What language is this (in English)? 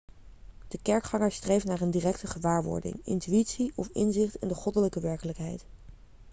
Dutch